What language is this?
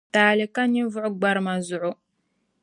Dagbani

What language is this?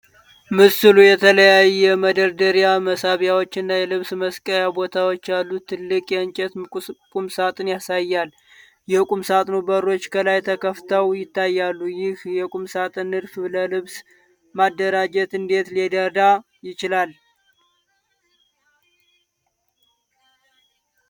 Amharic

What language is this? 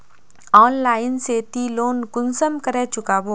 Magahi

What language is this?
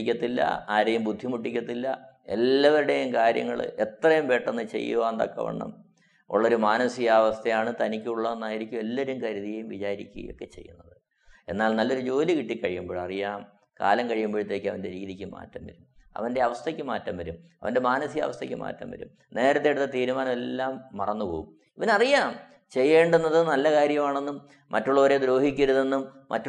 Malayalam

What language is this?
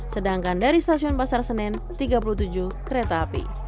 Indonesian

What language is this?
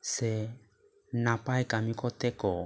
Santali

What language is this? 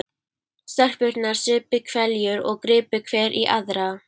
Icelandic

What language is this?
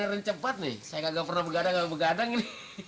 Indonesian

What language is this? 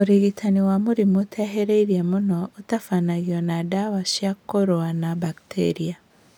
Kikuyu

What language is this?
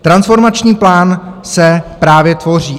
Czech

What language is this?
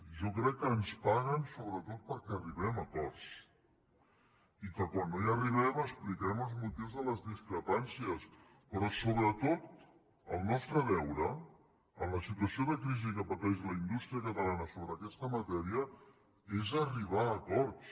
Catalan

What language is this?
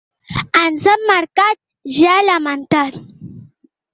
Catalan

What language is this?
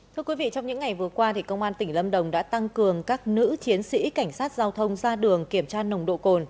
Vietnamese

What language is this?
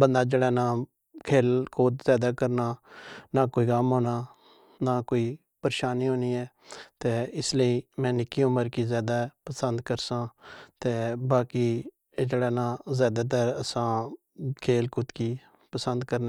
Pahari-Potwari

